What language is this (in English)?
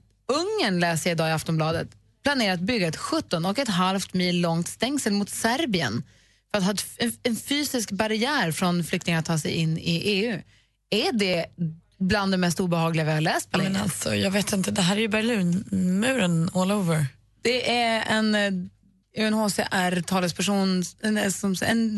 Swedish